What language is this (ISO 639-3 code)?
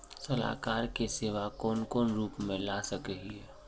mag